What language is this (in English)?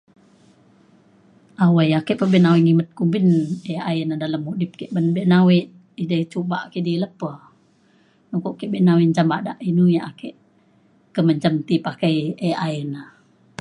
Mainstream Kenyah